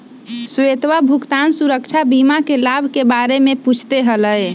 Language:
Magahi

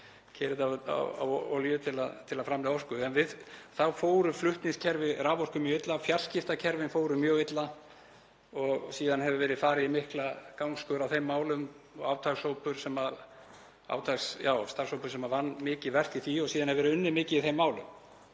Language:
Icelandic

